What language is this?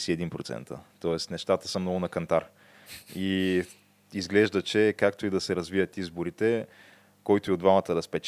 Bulgarian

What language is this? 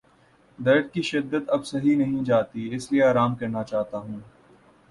Urdu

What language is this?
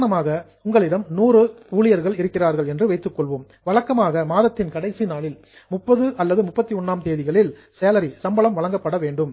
Tamil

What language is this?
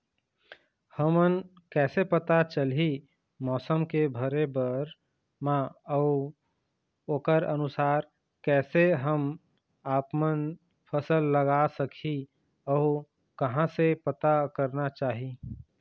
Chhattisgarhi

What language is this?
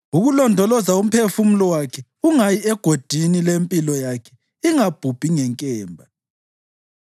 North Ndebele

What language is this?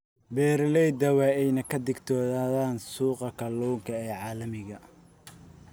Somali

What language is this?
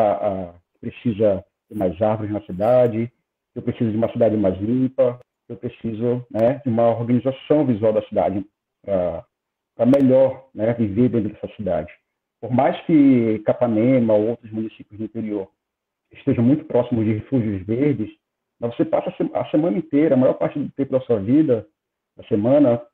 Portuguese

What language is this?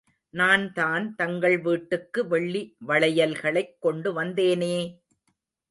Tamil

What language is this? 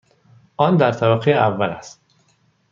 Persian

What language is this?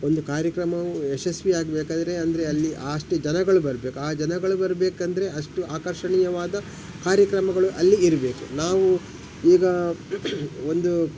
Kannada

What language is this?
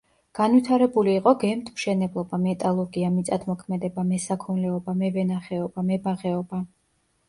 Georgian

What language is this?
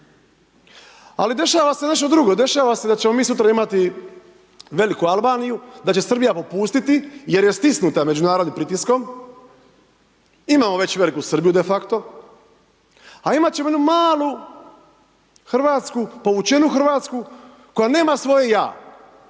Croatian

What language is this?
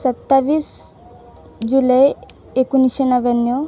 Marathi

